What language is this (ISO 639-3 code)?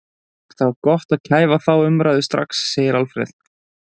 isl